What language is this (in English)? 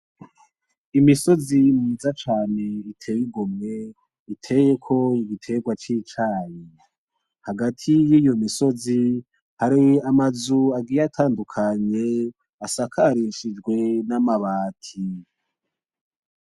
Rundi